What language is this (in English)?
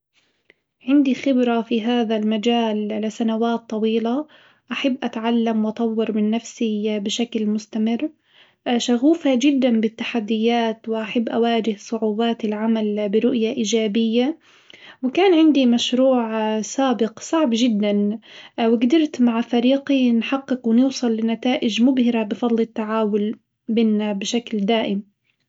Hijazi Arabic